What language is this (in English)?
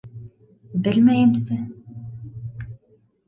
Bashkir